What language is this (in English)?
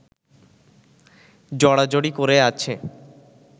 Bangla